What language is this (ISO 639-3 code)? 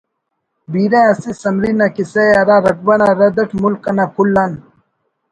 brh